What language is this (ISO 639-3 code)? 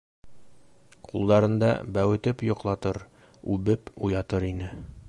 bak